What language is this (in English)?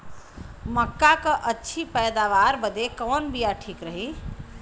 Bhojpuri